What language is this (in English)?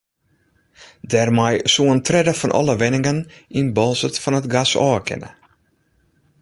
Western Frisian